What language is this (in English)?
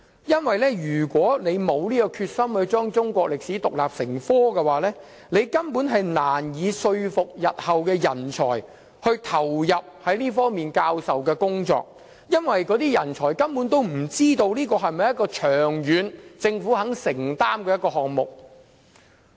Cantonese